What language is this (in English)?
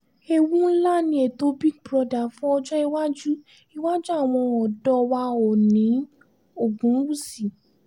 Yoruba